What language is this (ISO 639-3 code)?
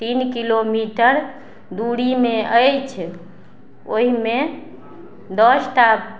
mai